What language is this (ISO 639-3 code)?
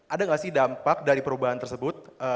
ind